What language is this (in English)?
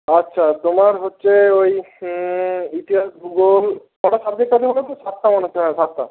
Bangla